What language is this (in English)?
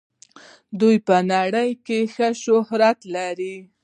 Pashto